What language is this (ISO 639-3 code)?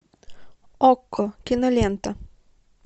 rus